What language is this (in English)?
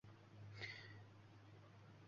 Uzbek